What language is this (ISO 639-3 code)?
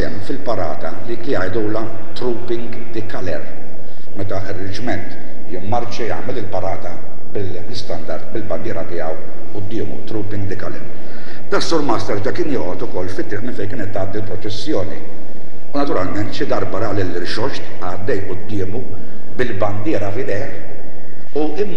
ara